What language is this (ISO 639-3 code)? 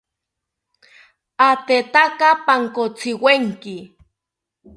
cpy